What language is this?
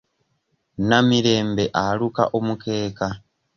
Ganda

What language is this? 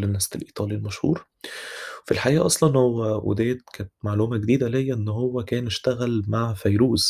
Arabic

